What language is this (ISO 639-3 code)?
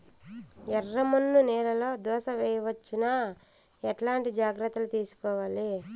tel